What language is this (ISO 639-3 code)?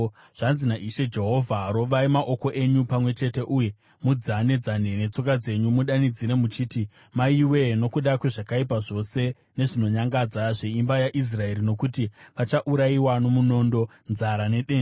sna